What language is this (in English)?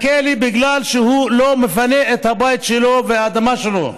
Hebrew